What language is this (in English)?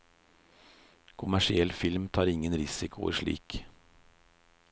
Norwegian